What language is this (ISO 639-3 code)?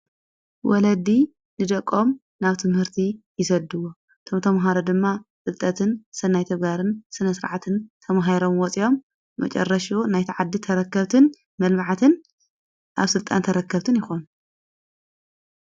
tir